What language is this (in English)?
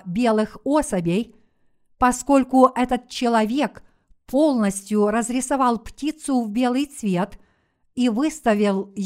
Russian